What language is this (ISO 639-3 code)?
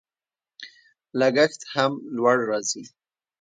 pus